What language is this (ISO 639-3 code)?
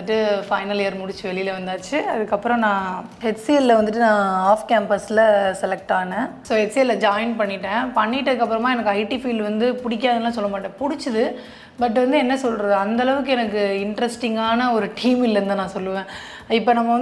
kor